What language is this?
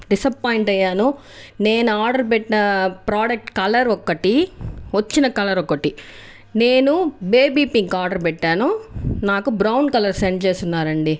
Telugu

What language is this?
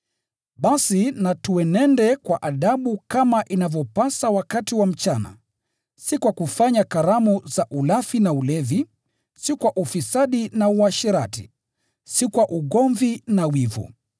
Swahili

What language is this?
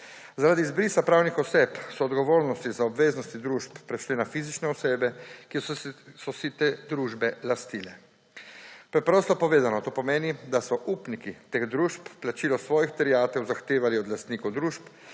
Slovenian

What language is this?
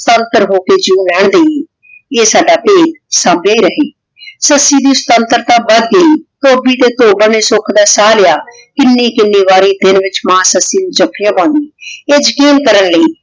Punjabi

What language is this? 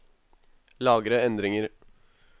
Norwegian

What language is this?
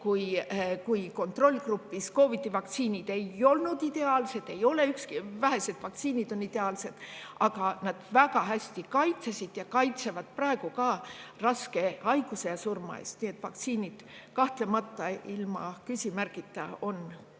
Estonian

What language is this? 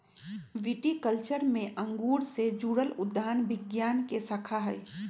Magahi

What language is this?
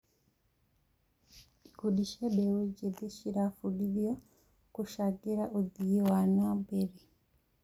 Kikuyu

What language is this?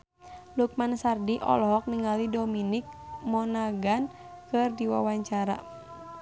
Sundanese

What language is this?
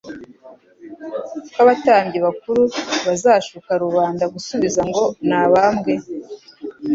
Kinyarwanda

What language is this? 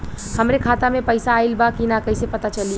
Bhojpuri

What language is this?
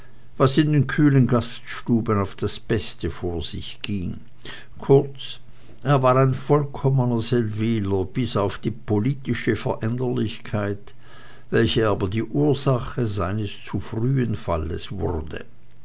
German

